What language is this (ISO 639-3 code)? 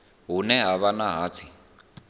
ven